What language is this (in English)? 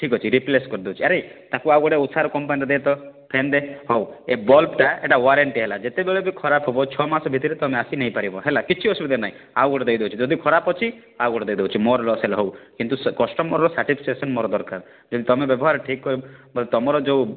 Odia